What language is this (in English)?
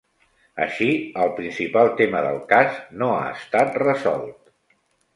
Catalan